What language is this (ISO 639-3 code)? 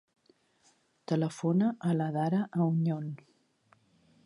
cat